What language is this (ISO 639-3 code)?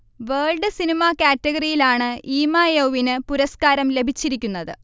mal